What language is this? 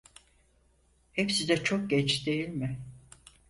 Turkish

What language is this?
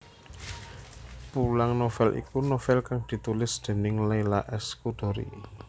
Javanese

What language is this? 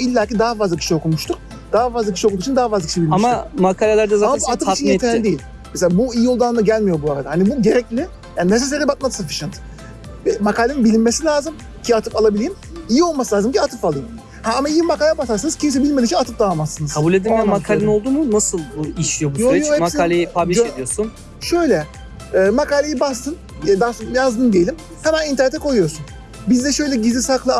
Turkish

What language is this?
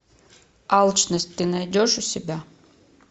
Russian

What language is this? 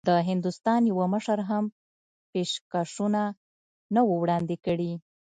Pashto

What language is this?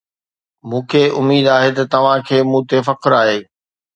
Sindhi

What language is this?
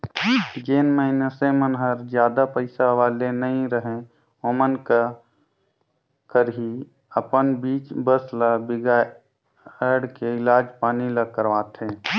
Chhattisgarhi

